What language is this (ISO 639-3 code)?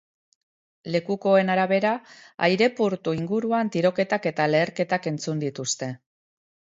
eus